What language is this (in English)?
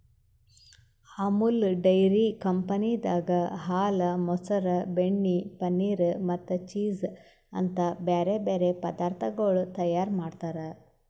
Kannada